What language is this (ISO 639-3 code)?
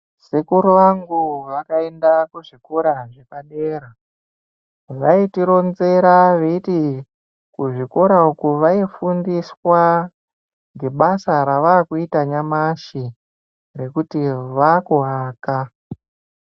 ndc